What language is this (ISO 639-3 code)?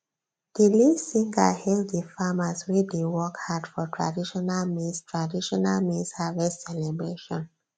pcm